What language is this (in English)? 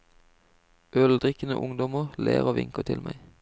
Norwegian